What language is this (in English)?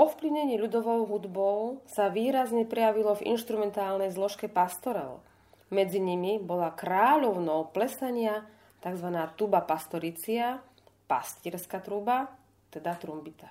Slovak